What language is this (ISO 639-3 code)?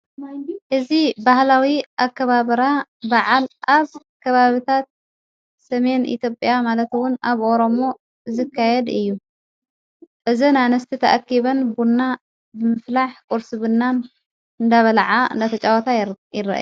tir